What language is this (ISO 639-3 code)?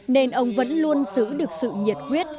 vie